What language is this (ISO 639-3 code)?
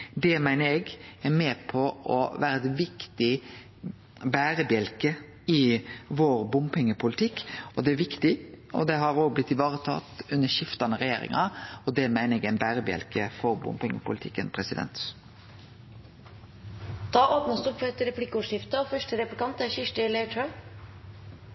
nno